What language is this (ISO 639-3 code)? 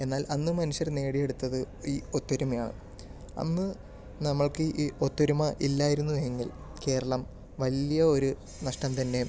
mal